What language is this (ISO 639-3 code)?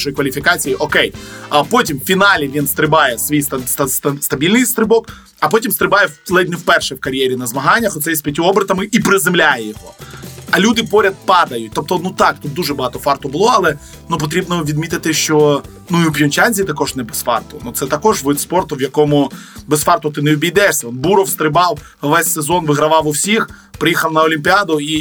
ukr